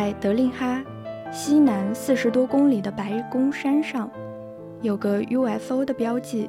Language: Chinese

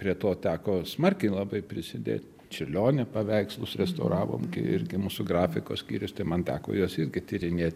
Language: Lithuanian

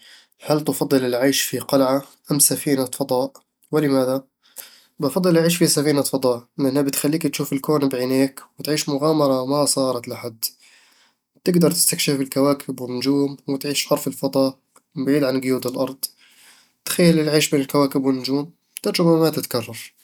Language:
Eastern Egyptian Bedawi Arabic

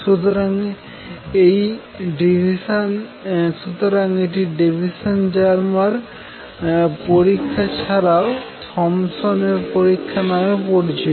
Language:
Bangla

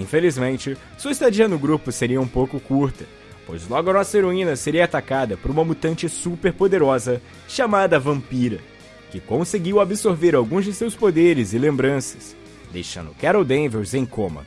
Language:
Portuguese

